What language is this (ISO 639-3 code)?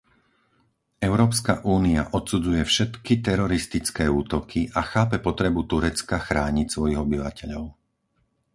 slk